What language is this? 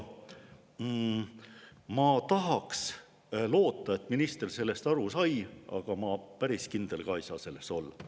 Estonian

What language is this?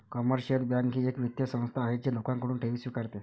Marathi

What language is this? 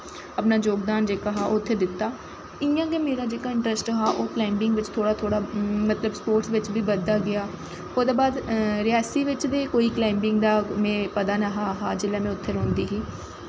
Dogri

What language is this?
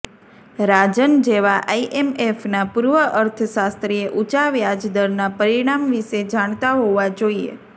Gujarati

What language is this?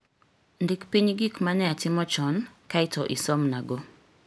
Luo (Kenya and Tanzania)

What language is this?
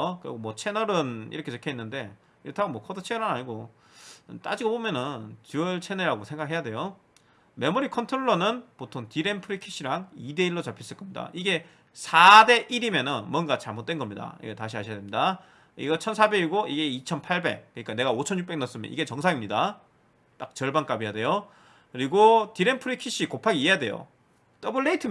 Korean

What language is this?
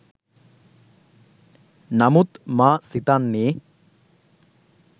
Sinhala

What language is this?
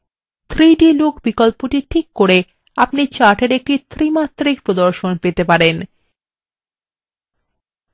Bangla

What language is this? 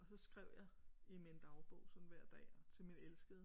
Danish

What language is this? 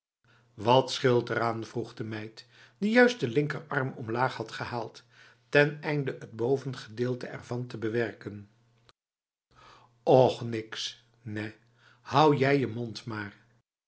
Dutch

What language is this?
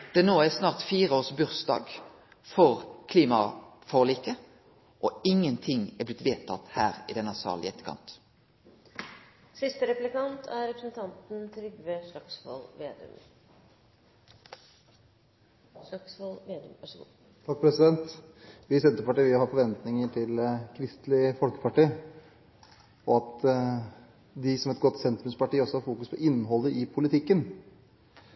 Norwegian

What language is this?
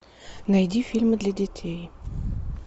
Russian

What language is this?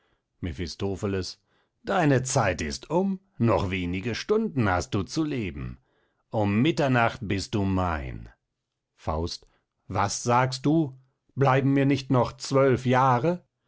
German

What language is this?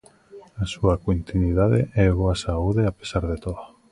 Galician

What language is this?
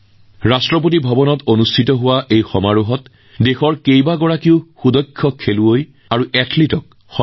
Assamese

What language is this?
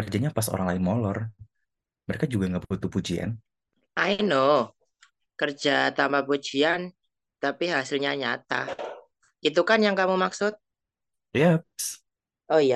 Indonesian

